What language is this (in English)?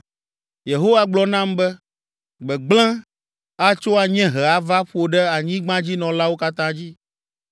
Ewe